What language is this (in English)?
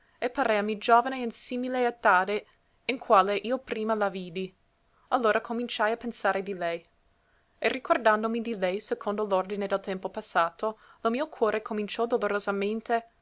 Italian